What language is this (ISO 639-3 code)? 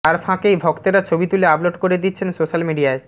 ben